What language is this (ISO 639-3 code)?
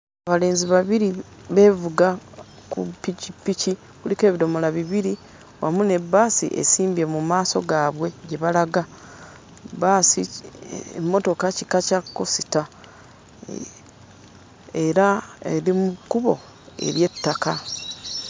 lug